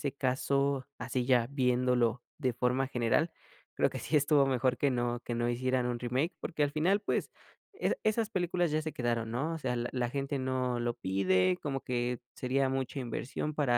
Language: Spanish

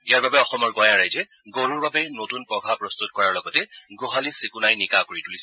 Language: Assamese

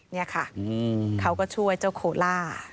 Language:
Thai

